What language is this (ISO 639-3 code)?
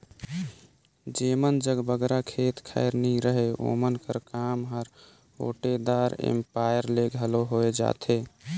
hne